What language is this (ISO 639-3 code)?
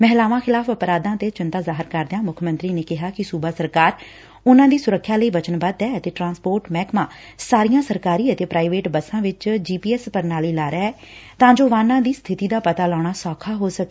pan